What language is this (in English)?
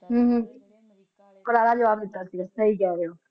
Punjabi